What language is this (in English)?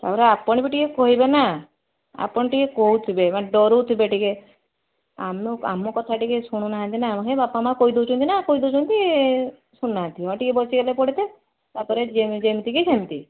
Odia